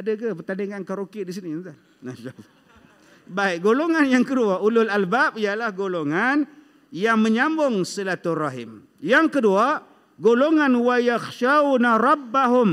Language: Malay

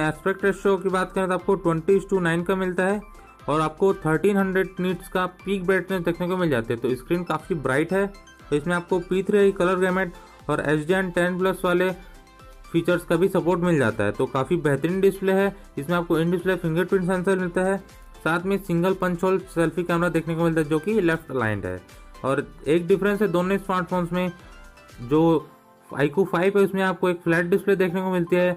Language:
Hindi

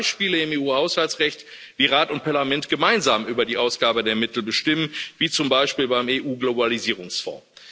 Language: German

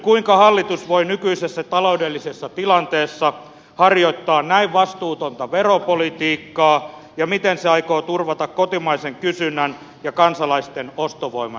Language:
Finnish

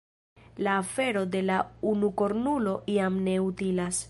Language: Esperanto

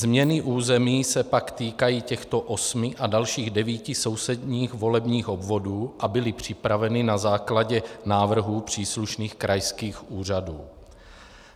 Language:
Czech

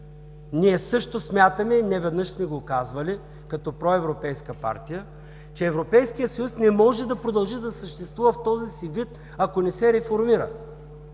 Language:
Bulgarian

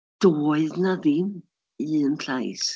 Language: Welsh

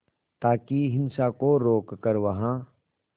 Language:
Hindi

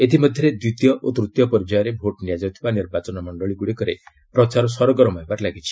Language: Odia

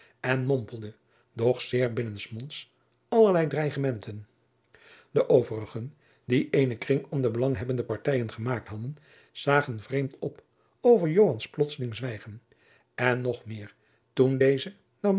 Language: Dutch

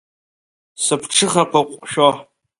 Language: Abkhazian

